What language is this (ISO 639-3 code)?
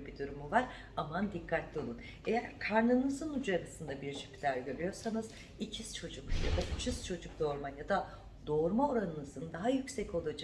tur